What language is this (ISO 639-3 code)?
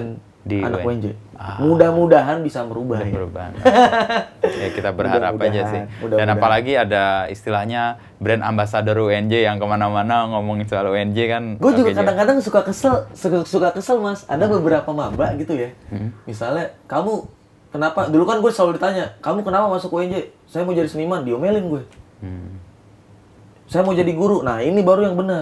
ind